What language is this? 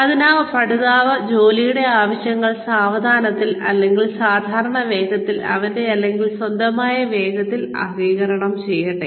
Malayalam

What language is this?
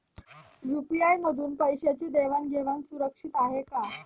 Marathi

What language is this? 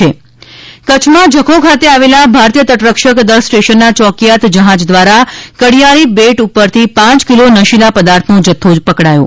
Gujarati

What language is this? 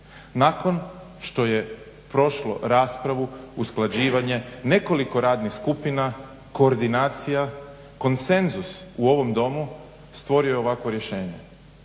Croatian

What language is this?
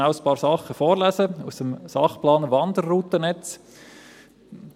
Swiss German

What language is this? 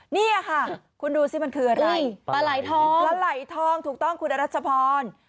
Thai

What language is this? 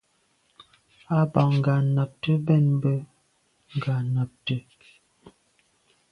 Medumba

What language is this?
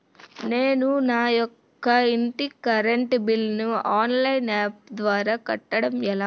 Telugu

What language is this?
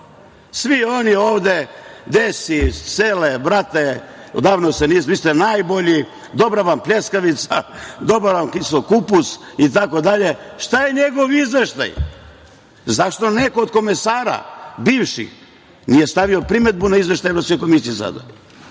Serbian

